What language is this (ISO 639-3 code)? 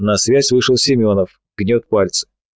rus